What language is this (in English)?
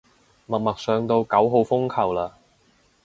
Cantonese